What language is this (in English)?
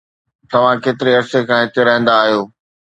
Sindhi